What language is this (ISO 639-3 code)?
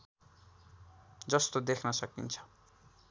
nep